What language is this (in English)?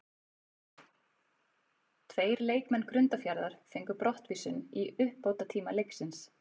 Icelandic